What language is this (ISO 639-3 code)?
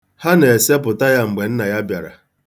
ibo